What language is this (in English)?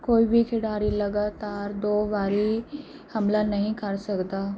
Punjabi